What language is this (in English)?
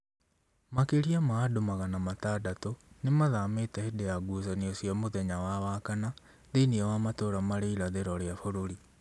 Kikuyu